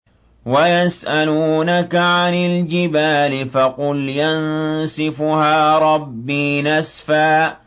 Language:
Arabic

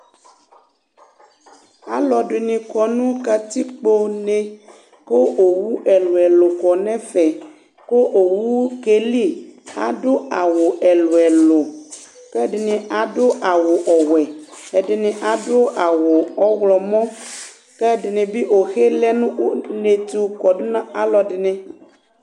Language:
Ikposo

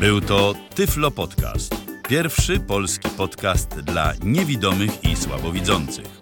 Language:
Polish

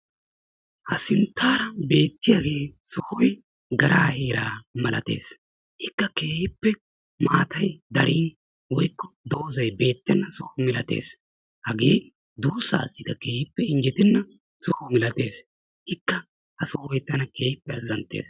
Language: Wolaytta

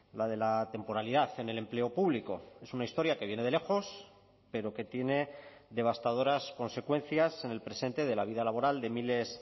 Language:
Spanish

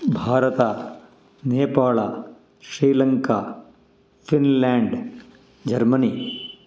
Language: Kannada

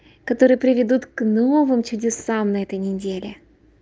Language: Russian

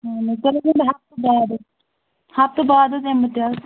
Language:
Kashmiri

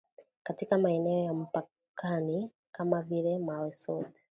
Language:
Swahili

